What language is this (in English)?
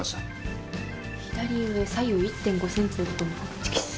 Japanese